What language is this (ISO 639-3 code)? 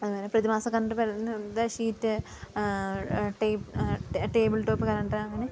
mal